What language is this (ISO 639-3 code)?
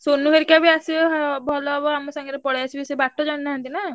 ori